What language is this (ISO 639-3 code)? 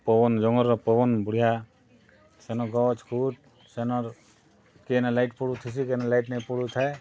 ori